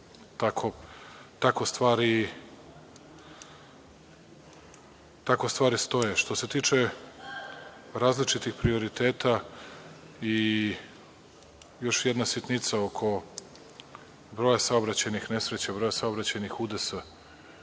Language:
Serbian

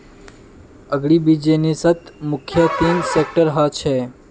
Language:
Magahi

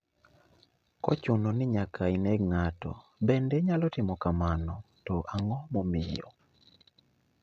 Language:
Luo (Kenya and Tanzania)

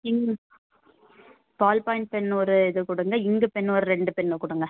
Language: Tamil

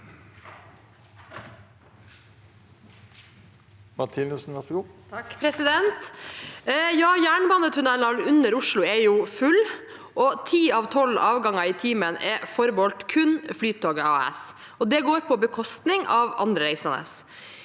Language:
Norwegian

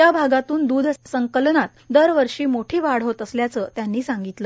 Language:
Marathi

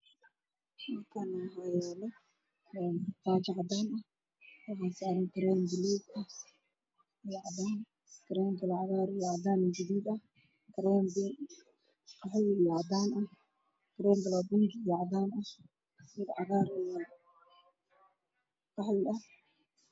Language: Somali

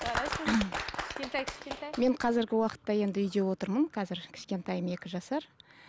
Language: Kazakh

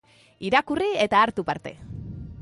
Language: Basque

